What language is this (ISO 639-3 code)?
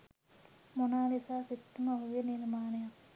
sin